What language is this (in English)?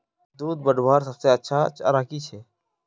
Magahi